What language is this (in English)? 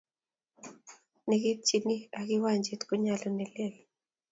Kalenjin